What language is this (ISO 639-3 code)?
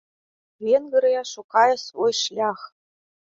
bel